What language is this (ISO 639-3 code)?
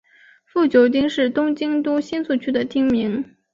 zho